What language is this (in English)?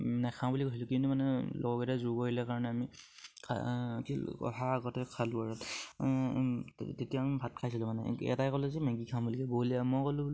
Assamese